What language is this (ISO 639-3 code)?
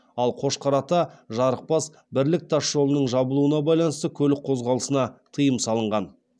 kaz